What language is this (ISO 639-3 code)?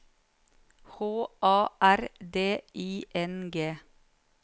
nor